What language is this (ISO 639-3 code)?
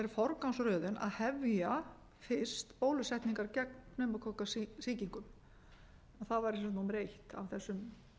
isl